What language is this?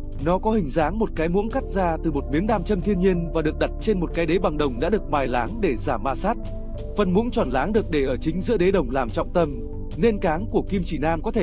Vietnamese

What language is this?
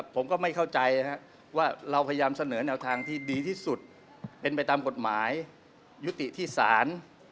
Thai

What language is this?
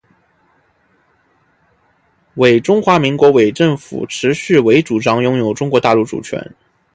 Chinese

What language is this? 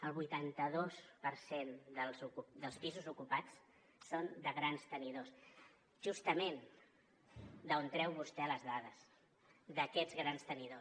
Catalan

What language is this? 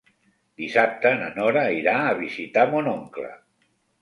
Catalan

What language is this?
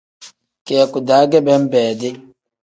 Tem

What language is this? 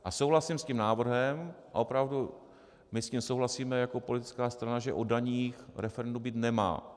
Czech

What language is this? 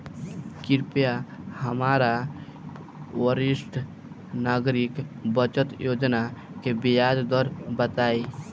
Bhojpuri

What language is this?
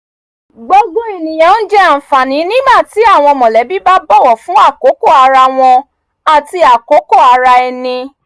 Yoruba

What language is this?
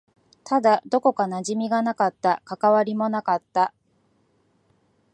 Japanese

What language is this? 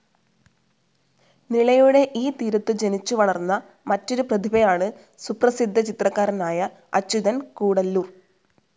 Malayalam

